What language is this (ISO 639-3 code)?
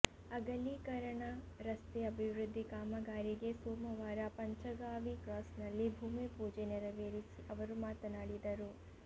kan